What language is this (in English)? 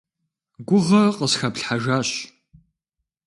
Kabardian